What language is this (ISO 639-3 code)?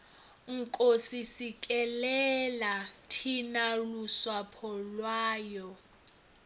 ven